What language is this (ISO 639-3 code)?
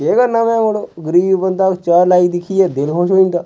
doi